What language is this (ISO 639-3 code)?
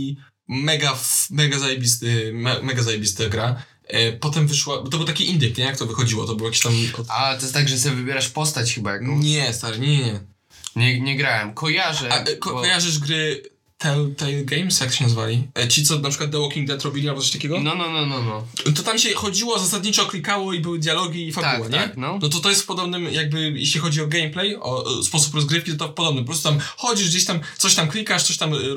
pol